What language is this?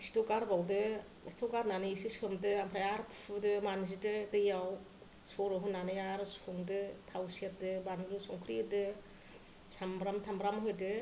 Bodo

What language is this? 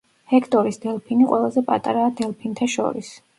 Georgian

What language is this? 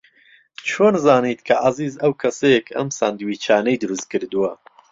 Central Kurdish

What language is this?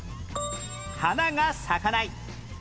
Japanese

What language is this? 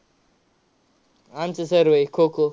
Marathi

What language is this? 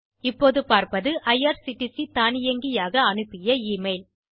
Tamil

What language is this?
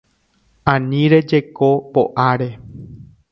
Guarani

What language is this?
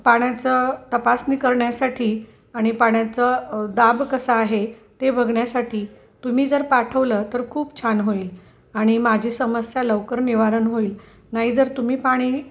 Marathi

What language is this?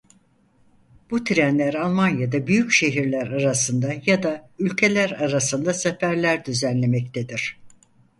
Turkish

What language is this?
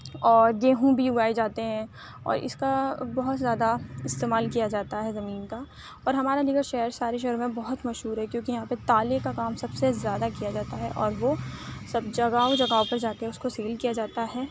Urdu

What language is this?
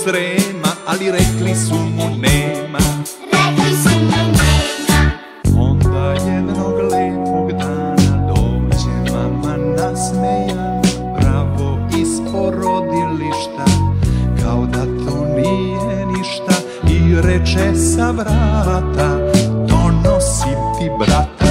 Italian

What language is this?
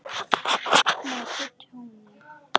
Icelandic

